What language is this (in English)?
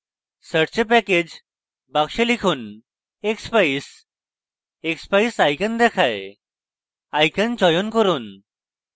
Bangla